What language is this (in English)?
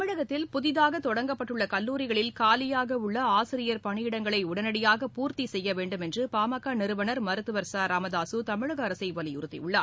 Tamil